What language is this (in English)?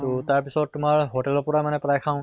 Assamese